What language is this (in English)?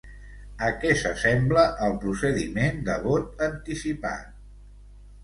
Catalan